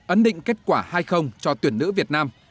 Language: Vietnamese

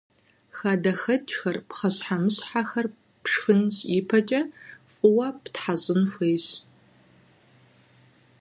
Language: Kabardian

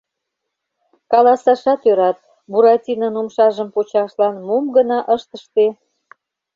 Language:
Mari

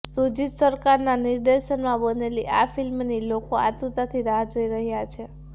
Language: Gujarati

